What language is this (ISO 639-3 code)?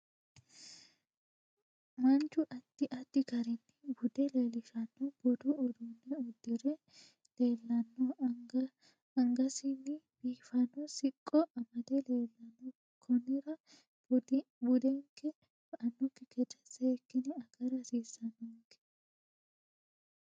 sid